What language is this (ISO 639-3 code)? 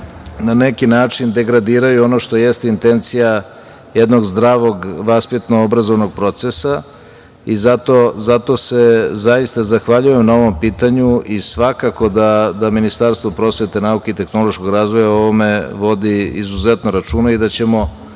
srp